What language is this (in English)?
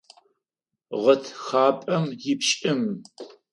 Adyghe